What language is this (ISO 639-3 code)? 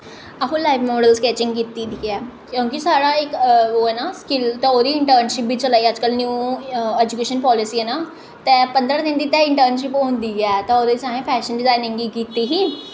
doi